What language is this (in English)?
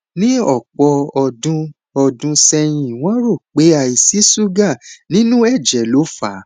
Yoruba